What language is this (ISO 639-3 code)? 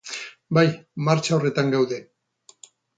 eus